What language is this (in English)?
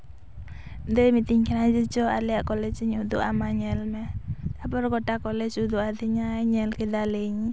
Santali